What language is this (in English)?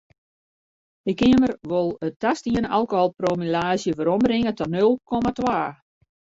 Western Frisian